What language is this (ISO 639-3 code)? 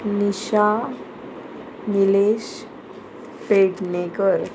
kok